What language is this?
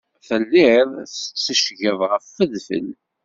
Kabyle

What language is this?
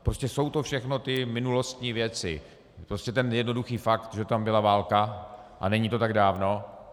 Czech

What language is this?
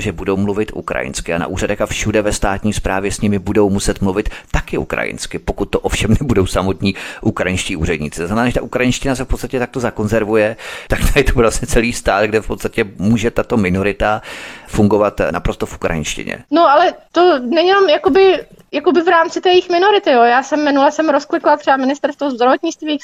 Czech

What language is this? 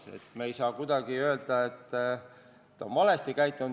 Estonian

